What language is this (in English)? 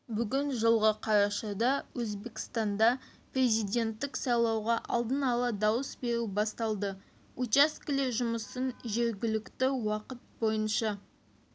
Kazakh